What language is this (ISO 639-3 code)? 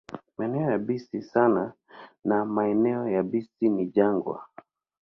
swa